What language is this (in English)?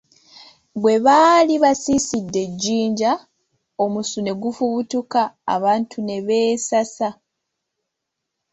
Ganda